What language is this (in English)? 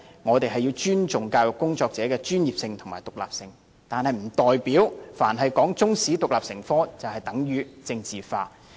Cantonese